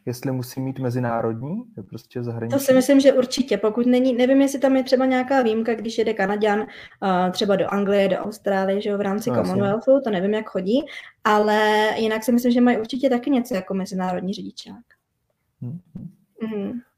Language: Czech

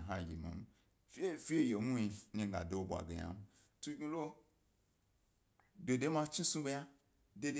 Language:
Gbari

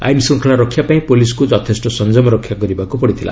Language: Odia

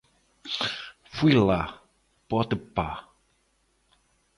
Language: Portuguese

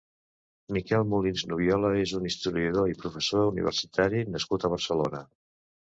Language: Catalan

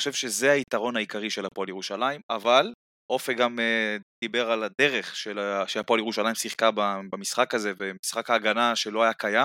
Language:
Hebrew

